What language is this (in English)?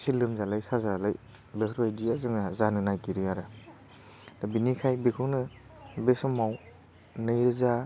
Bodo